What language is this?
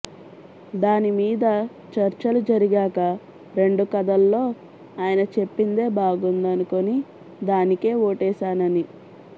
Telugu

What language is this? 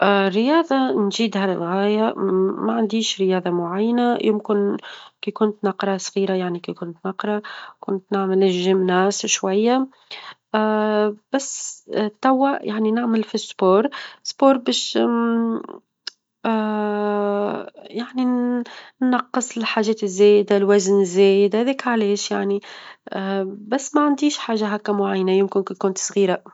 Tunisian Arabic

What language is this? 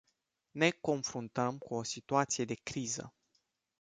Romanian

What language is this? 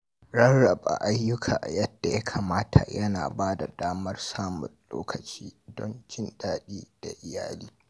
Hausa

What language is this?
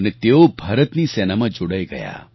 Gujarati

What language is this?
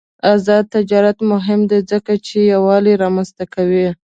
Pashto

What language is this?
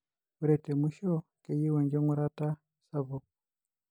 Masai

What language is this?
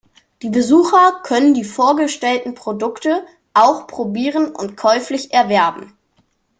German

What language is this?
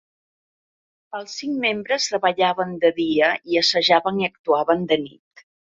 Catalan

